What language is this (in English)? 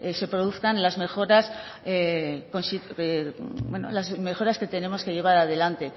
Spanish